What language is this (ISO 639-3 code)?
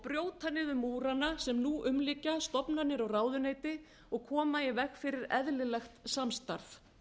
isl